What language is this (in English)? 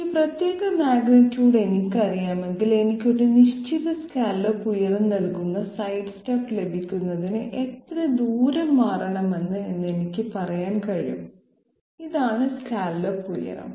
Malayalam